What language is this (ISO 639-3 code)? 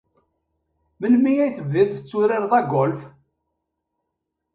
kab